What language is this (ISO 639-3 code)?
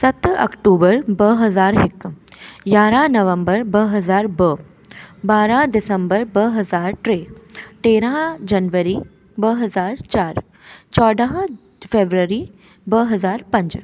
snd